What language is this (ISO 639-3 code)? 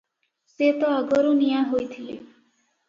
ori